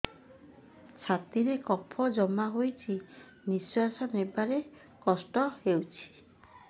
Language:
Odia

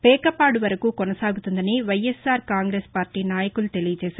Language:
Telugu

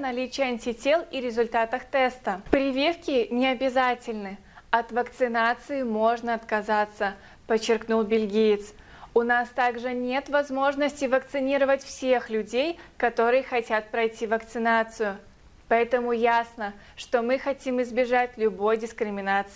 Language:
Russian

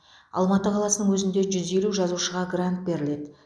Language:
Kazakh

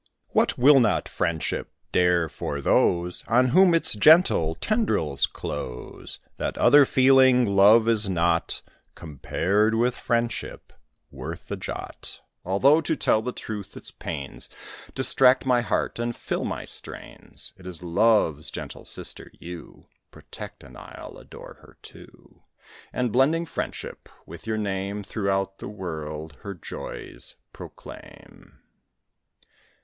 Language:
English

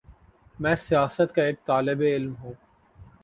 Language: Urdu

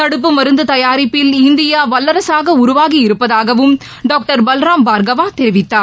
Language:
Tamil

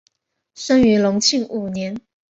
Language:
Chinese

